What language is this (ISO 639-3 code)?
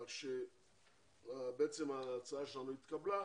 heb